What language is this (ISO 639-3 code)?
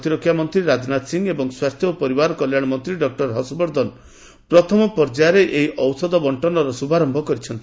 ori